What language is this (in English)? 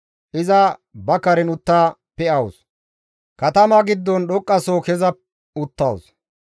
Gamo